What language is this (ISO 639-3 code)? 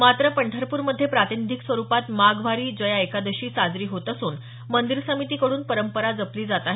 mar